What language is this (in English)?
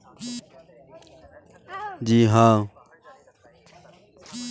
Bhojpuri